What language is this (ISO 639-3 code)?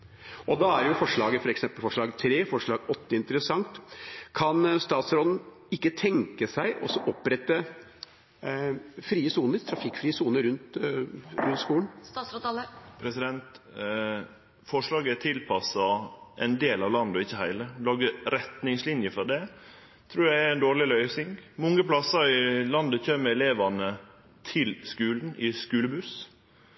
nor